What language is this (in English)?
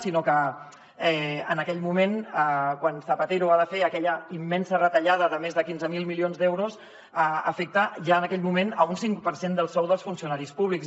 Catalan